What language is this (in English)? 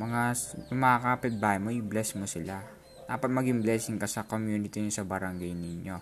Filipino